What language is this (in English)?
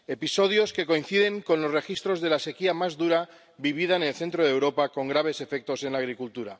Spanish